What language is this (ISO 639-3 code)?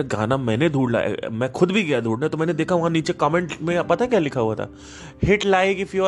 hin